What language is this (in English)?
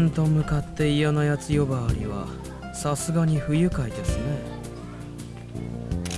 Indonesian